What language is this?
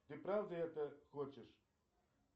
Russian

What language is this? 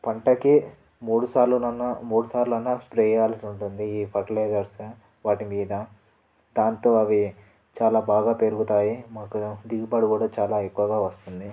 Telugu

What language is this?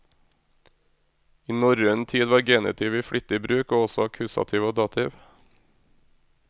Norwegian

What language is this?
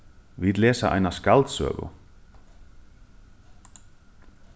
Faroese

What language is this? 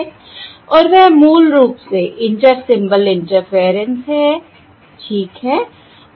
Hindi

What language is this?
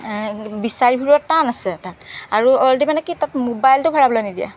Assamese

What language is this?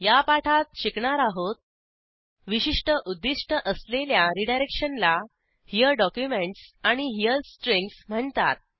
Marathi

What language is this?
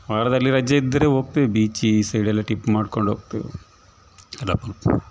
Kannada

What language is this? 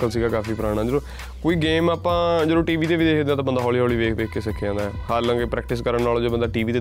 Punjabi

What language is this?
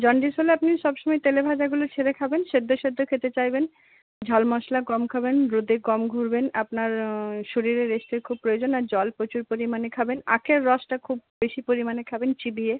Bangla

